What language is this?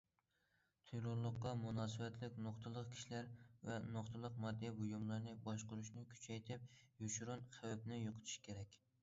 Uyghur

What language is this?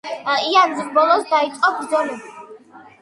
Georgian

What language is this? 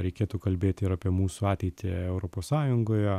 Lithuanian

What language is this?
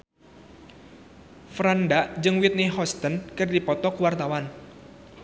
Sundanese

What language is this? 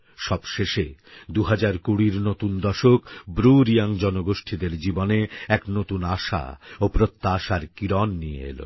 Bangla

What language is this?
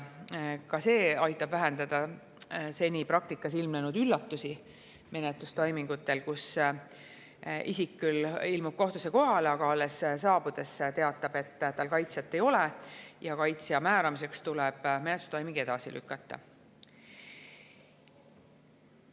Estonian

